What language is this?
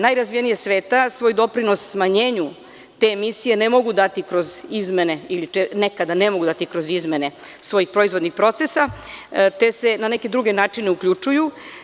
Serbian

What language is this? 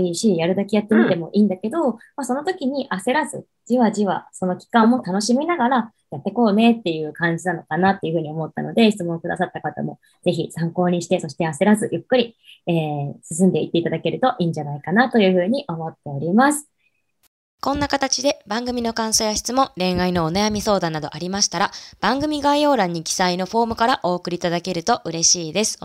Japanese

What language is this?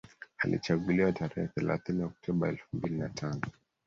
Swahili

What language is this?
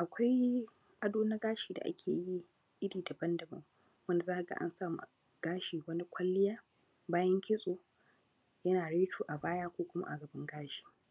Hausa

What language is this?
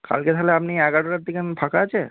Bangla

